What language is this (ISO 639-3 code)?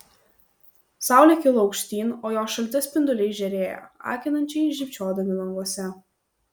lit